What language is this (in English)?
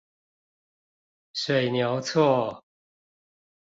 Chinese